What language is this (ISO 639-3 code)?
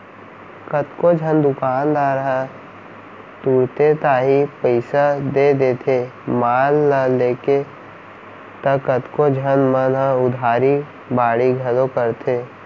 hne